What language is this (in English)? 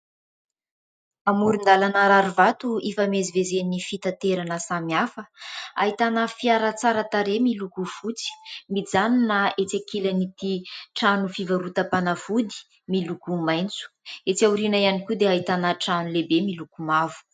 Malagasy